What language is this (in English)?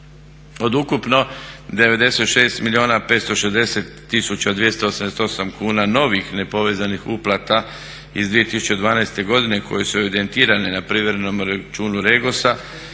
Croatian